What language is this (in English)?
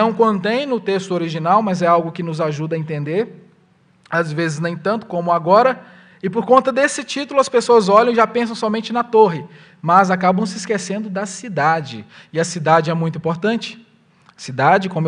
Portuguese